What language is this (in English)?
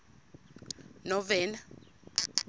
Xhosa